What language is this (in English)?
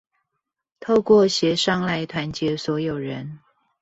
Chinese